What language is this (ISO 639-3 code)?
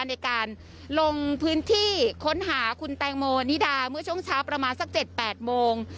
tha